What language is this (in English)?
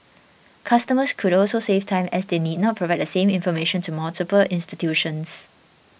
English